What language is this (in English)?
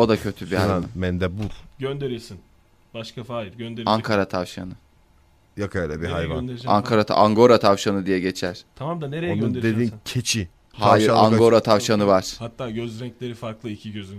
Turkish